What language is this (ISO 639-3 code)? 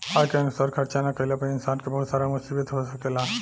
bho